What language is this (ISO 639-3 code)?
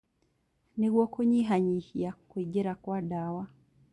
kik